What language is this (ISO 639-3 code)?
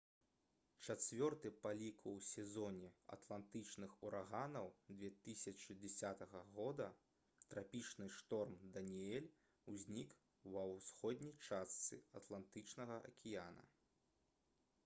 bel